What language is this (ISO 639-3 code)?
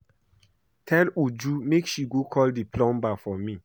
pcm